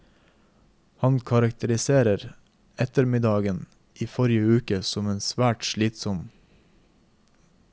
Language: Norwegian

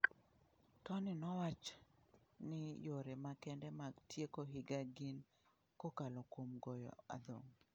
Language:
Luo (Kenya and Tanzania)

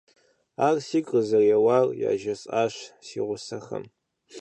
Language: Kabardian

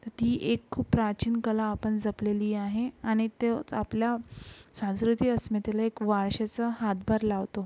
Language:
Marathi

